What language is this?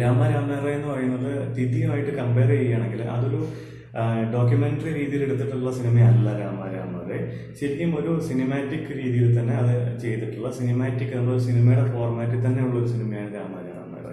Malayalam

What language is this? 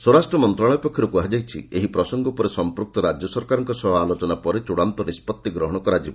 Odia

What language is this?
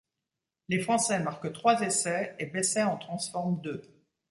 French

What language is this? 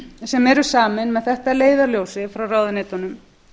Icelandic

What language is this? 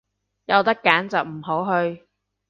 Cantonese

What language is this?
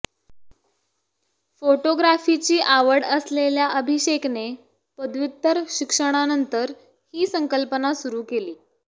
Marathi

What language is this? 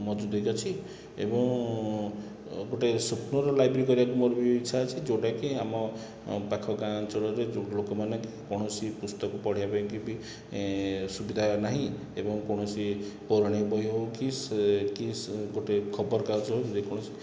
Odia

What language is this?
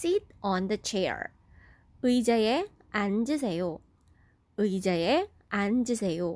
Korean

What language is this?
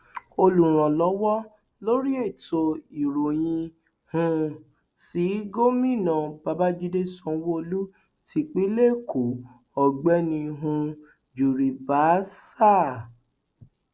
Yoruba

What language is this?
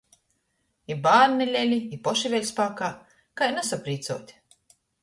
Latgalian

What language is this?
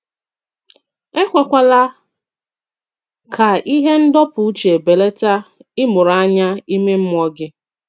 Igbo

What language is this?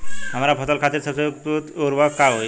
Bhojpuri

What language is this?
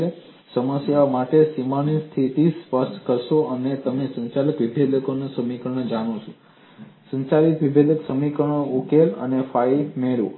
Gujarati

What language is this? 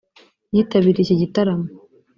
Kinyarwanda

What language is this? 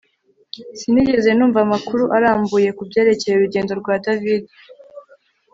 Kinyarwanda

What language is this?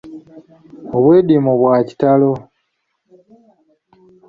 Ganda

